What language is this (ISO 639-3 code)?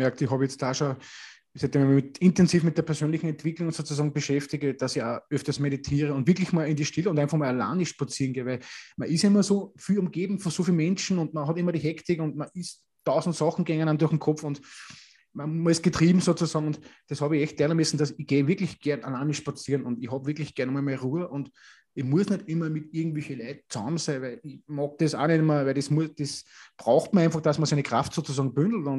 deu